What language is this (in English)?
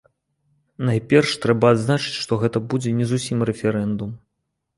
Belarusian